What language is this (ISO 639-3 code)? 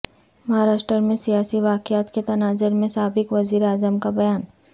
urd